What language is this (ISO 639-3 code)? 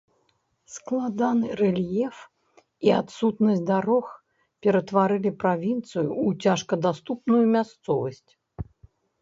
bel